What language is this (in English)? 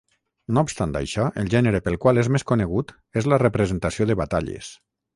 Catalan